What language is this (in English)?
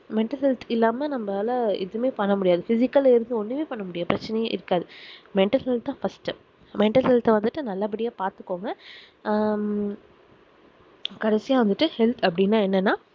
Tamil